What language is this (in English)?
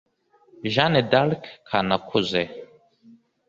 Kinyarwanda